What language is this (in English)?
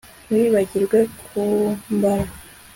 Kinyarwanda